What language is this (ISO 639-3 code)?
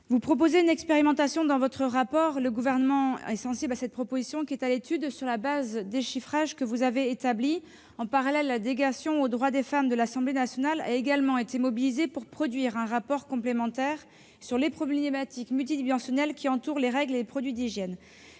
fra